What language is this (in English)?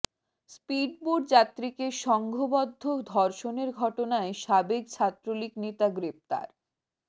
Bangla